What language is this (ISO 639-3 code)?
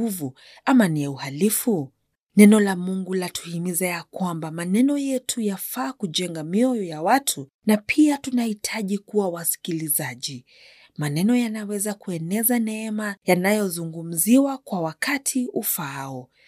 swa